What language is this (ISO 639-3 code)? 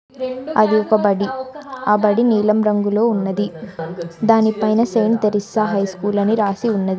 tel